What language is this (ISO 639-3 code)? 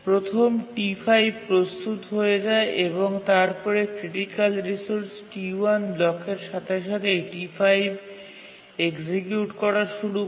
ben